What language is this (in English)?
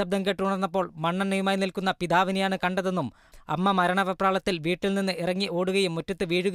Malayalam